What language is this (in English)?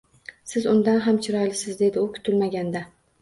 Uzbek